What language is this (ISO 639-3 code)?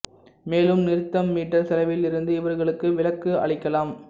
tam